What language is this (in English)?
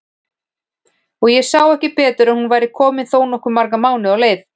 Icelandic